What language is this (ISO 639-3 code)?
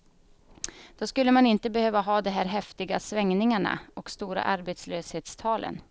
swe